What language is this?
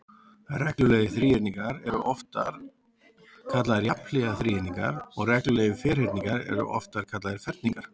Icelandic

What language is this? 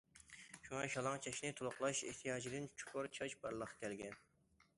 Uyghur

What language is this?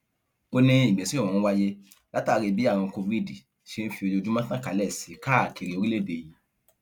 Yoruba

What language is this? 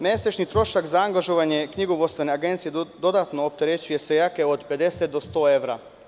Serbian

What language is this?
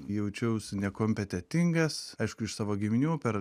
Lithuanian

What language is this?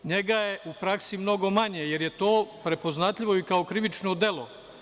Serbian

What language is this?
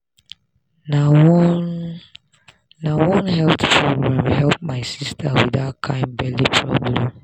Nigerian Pidgin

